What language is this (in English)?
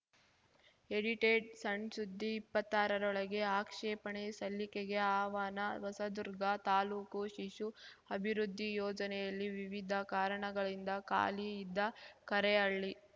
Kannada